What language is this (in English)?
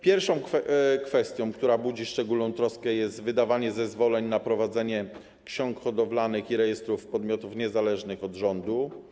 Polish